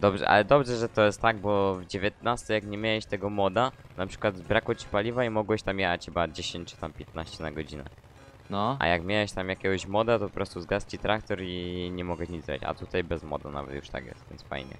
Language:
Polish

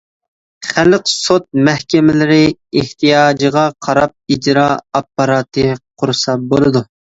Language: Uyghur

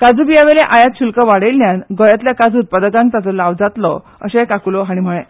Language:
Konkani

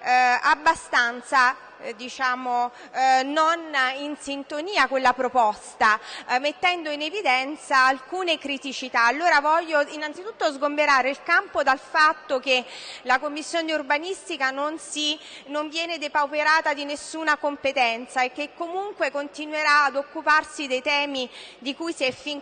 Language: Italian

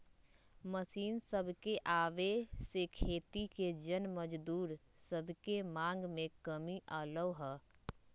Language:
Magahi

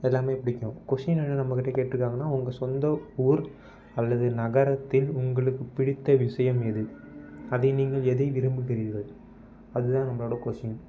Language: Tamil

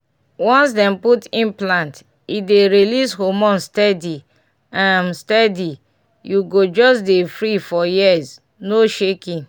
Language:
Nigerian Pidgin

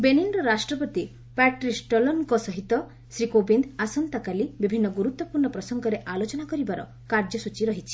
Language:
Odia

